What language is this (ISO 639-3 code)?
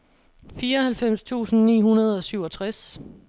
dan